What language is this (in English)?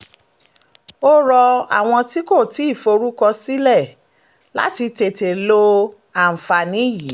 Yoruba